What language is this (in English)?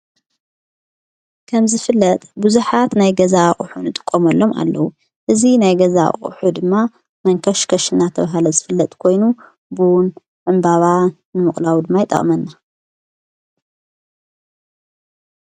Tigrinya